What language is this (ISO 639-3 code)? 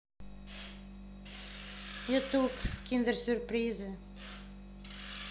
rus